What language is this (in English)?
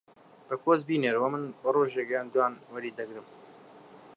Central Kurdish